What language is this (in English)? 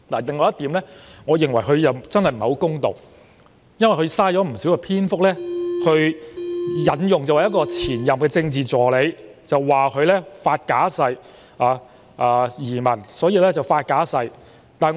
Cantonese